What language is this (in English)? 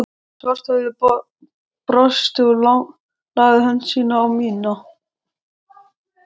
Icelandic